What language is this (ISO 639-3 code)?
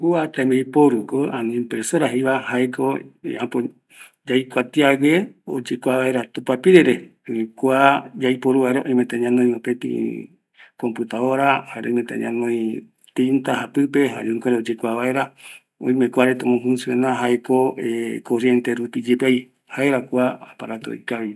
gui